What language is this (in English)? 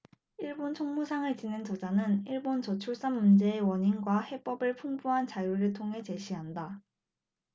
Korean